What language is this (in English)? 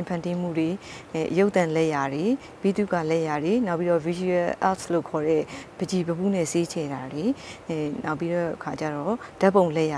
Indonesian